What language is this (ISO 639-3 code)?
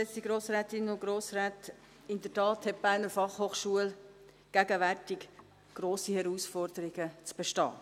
gsw